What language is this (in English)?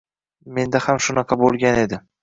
Uzbek